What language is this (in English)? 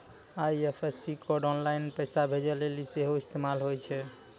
Maithili